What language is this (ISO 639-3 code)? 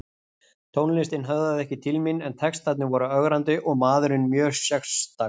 isl